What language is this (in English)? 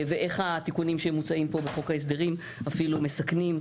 Hebrew